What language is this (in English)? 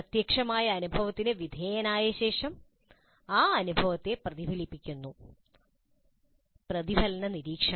Malayalam